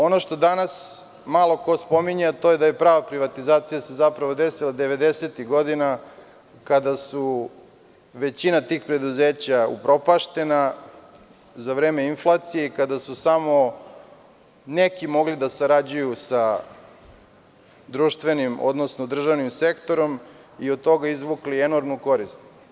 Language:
Serbian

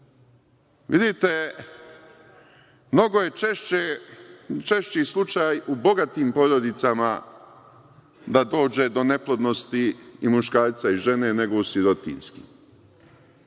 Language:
Serbian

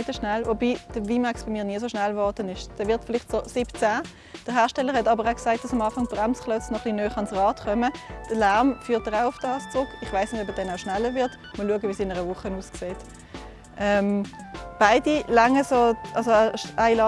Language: German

